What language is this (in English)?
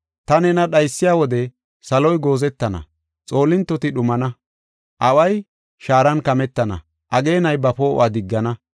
Gofa